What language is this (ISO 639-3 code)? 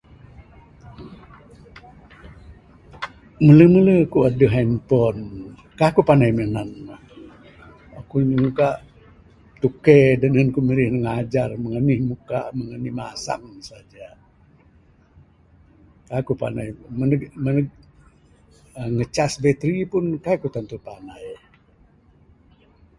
sdo